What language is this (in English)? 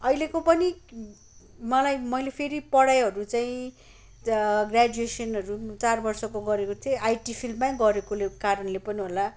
Nepali